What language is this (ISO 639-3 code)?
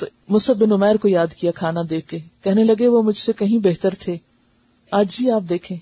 urd